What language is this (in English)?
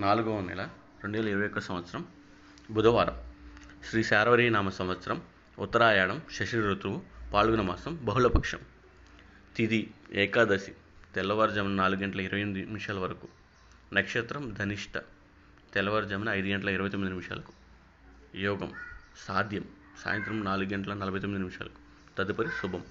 Telugu